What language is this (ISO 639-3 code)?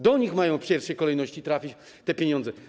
pol